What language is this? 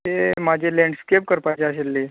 Konkani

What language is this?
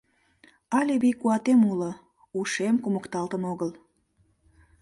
Mari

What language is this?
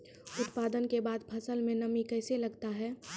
Maithili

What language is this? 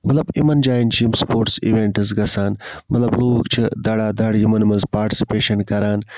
Kashmiri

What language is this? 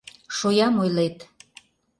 Mari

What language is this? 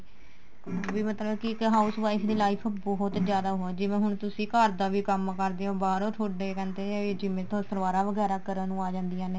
Punjabi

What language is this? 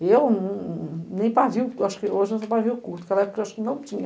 Portuguese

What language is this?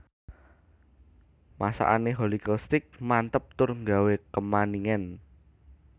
Javanese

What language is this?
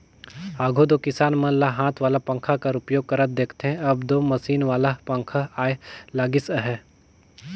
Chhattisgarhi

